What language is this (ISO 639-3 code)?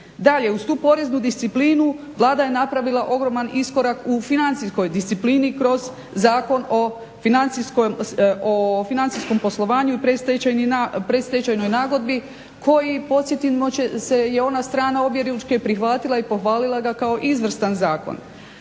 hrv